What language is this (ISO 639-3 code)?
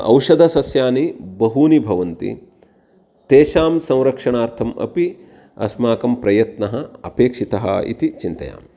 san